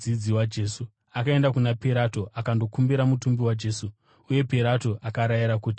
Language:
Shona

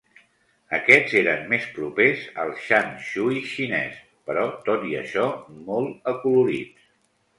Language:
Catalan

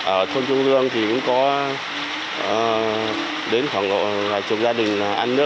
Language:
Vietnamese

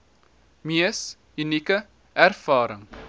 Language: Afrikaans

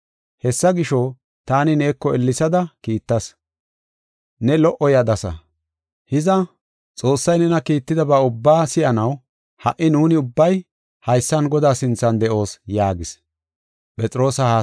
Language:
Gofa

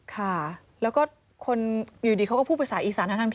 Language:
Thai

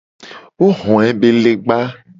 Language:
Gen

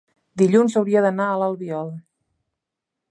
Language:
Catalan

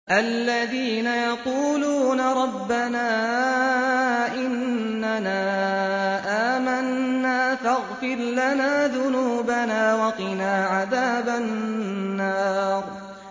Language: Arabic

